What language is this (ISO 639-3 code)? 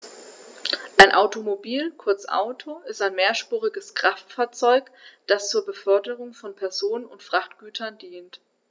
deu